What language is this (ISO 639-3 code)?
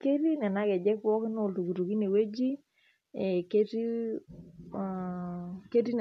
mas